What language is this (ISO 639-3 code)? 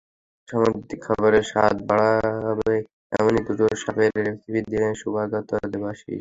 ben